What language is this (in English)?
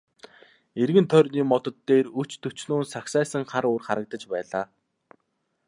Mongolian